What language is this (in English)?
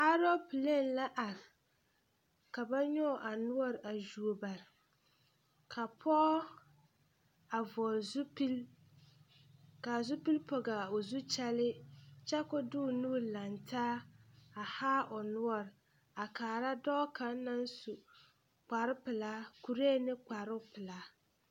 Southern Dagaare